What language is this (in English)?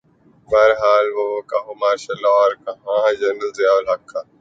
Urdu